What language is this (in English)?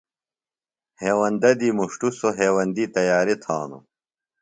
Phalura